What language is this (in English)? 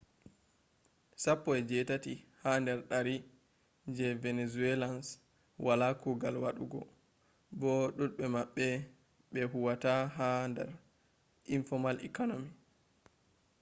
Fula